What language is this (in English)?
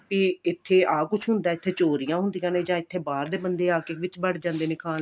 Punjabi